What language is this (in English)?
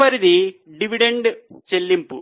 Telugu